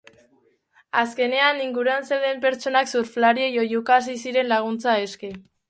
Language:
Basque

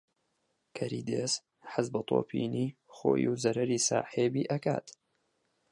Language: Central Kurdish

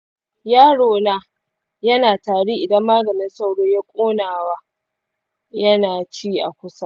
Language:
Hausa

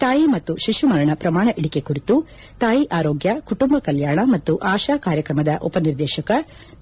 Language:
Kannada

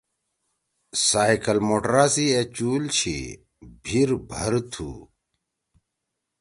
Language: Torwali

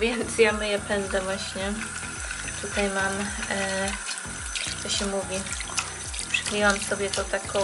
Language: Polish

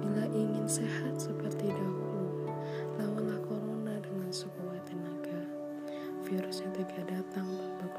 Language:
Indonesian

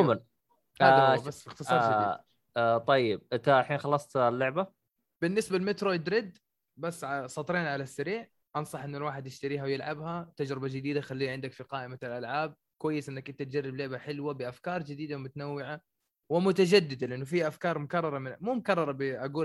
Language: Arabic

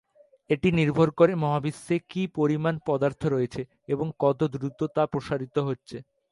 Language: Bangla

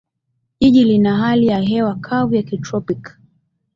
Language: Swahili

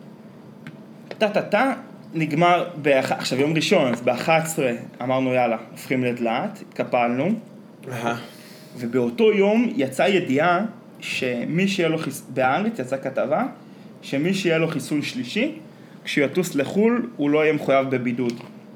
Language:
Hebrew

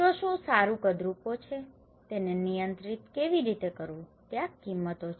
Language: Gujarati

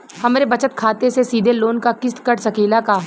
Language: Bhojpuri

